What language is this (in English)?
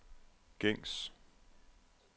Danish